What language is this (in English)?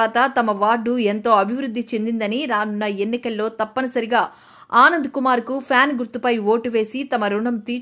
Telugu